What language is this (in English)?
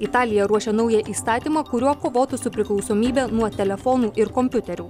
Lithuanian